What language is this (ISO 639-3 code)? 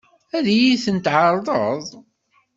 kab